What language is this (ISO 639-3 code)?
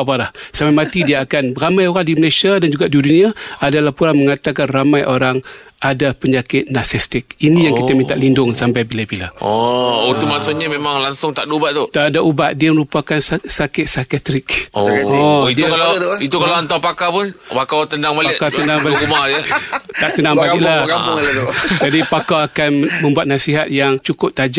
msa